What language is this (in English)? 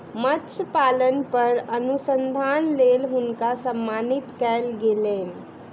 Maithili